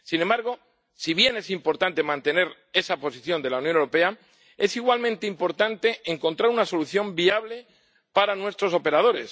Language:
Spanish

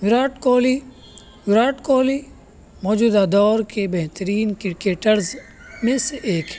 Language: Urdu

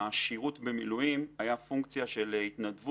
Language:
Hebrew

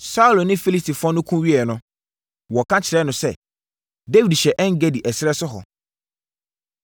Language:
Akan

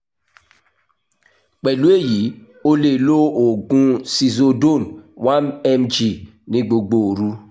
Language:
Yoruba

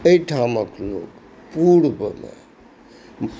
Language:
Maithili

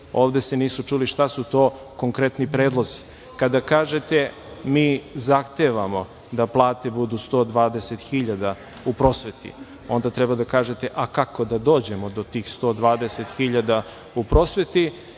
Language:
Serbian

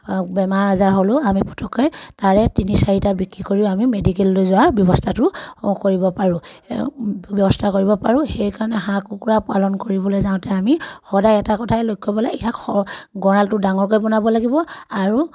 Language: Assamese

